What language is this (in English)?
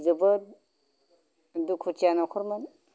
Bodo